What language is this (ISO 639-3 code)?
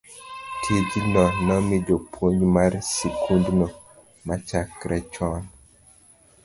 luo